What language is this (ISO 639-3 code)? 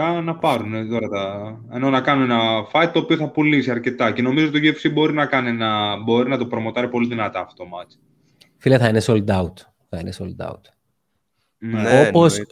ell